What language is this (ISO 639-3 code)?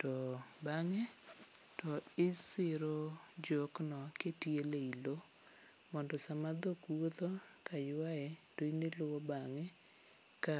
luo